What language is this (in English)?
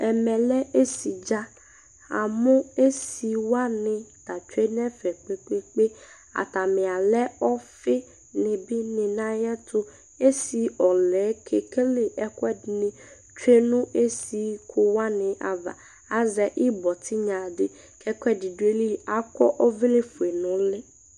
Ikposo